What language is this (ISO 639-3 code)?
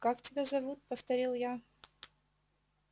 rus